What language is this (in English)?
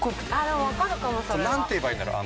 Japanese